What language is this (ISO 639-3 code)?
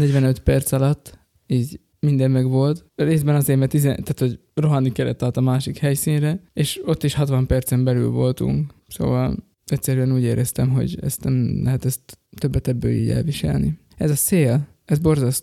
hun